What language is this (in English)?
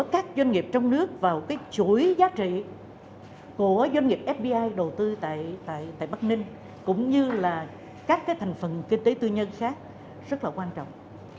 Vietnamese